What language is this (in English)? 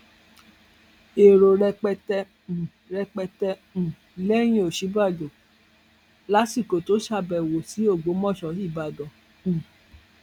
Yoruba